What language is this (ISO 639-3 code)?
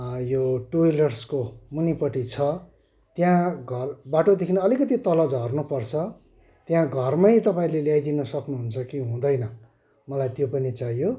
nep